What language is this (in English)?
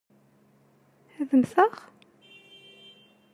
Kabyle